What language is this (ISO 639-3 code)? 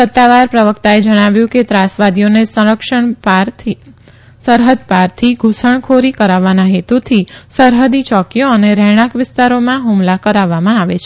guj